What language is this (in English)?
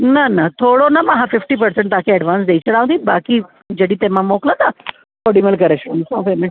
Sindhi